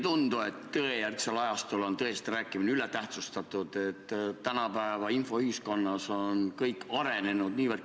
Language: Estonian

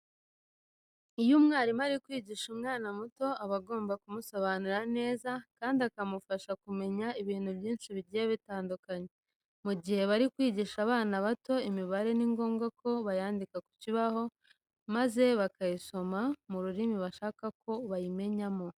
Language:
Kinyarwanda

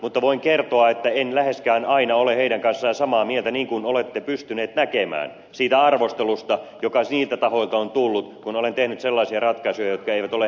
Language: Finnish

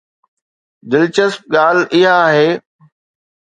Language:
Sindhi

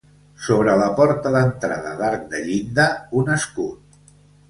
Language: Catalan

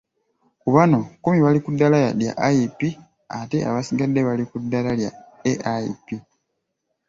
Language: Ganda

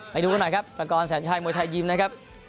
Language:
Thai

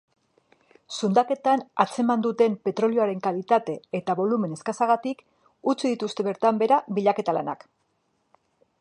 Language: Basque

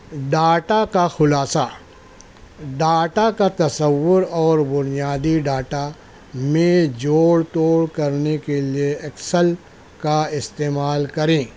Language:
Urdu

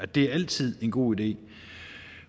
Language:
Danish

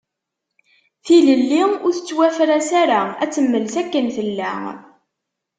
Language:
Kabyle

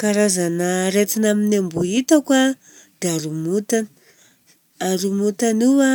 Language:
Southern Betsimisaraka Malagasy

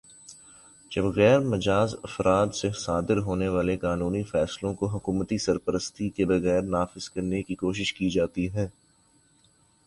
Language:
Urdu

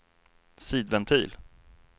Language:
Swedish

